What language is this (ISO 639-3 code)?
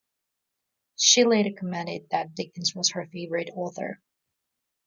eng